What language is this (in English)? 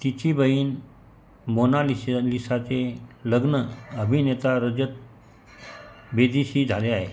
Marathi